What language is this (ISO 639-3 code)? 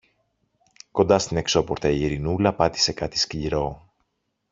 ell